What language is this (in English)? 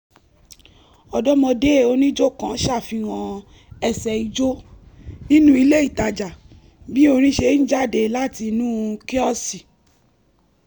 Yoruba